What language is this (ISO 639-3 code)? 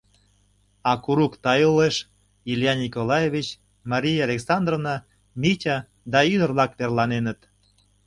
chm